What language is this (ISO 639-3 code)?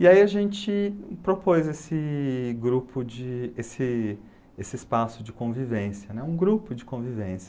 por